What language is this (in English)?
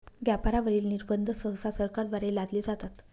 Marathi